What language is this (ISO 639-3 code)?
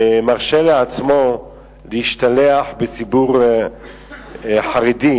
heb